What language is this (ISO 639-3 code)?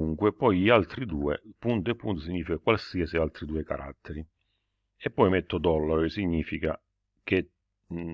ita